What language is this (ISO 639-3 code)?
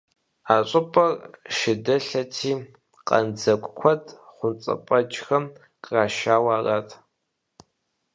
kbd